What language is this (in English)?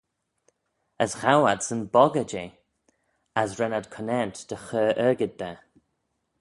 Manx